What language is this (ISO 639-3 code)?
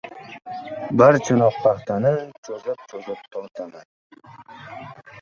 uzb